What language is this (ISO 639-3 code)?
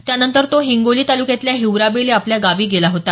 mar